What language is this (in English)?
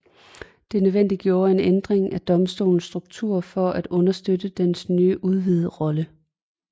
Danish